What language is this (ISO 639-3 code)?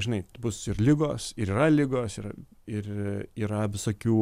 lit